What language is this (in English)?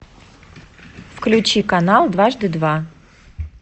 Russian